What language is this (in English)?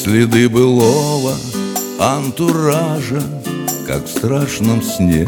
Russian